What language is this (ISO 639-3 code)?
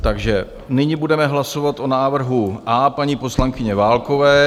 ces